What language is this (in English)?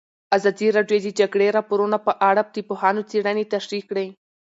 Pashto